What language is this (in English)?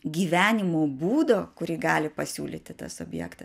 Lithuanian